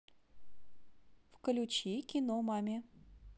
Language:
Russian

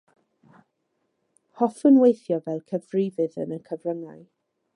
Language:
Welsh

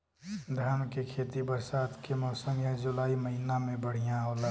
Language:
Bhojpuri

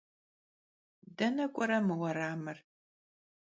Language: Kabardian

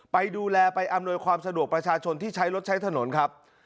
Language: Thai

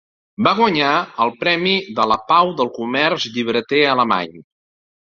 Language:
Catalan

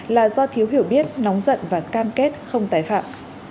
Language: Vietnamese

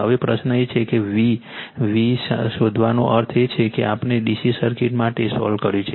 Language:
Gujarati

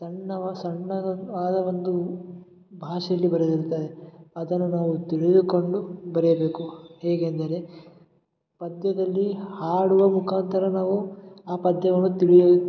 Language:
Kannada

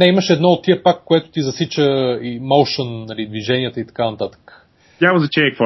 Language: Bulgarian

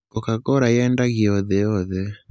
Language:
Kikuyu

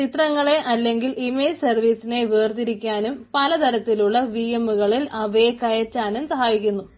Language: Malayalam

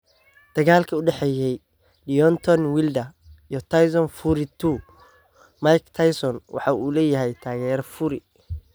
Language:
Somali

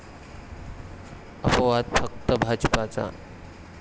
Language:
Marathi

